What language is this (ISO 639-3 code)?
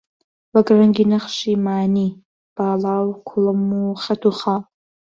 ckb